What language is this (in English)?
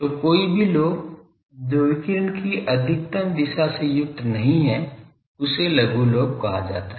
Hindi